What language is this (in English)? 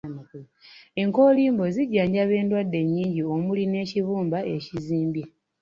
Ganda